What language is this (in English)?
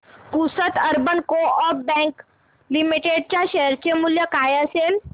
Marathi